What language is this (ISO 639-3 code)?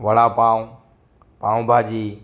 guj